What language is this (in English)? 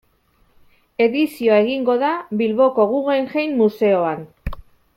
Basque